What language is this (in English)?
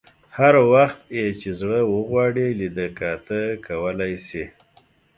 Pashto